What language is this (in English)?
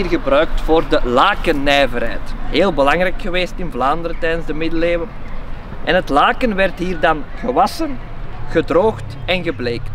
Dutch